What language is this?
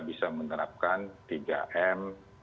Indonesian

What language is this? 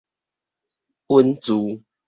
Min Nan Chinese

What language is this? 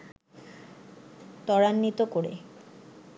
Bangla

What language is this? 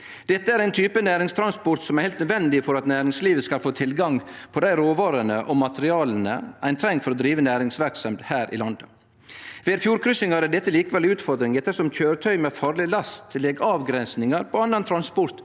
Norwegian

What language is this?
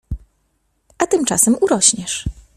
Polish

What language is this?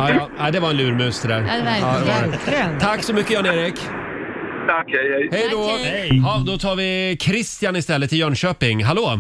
Swedish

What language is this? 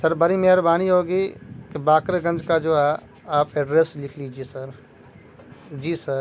Urdu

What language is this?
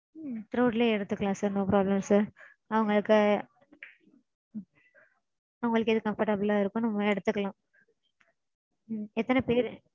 Tamil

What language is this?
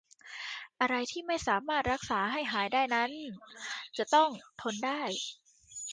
Thai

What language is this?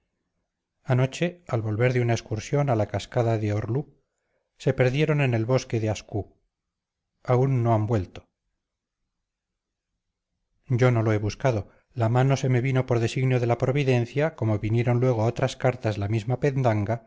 Spanish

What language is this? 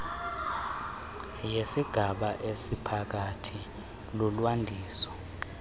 Xhosa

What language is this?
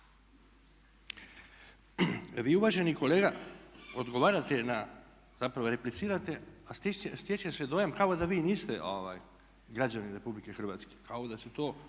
Croatian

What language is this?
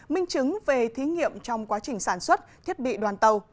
Vietnamese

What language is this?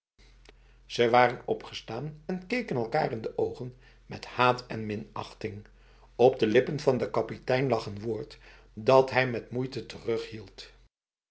Dutch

